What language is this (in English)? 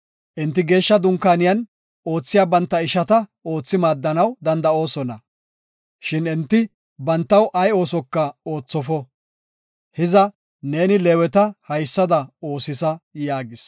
Gofa